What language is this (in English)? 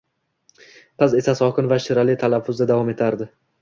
Uzbek